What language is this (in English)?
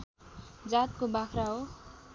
Nepali